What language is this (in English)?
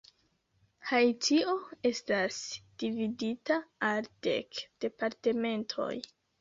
Esperanto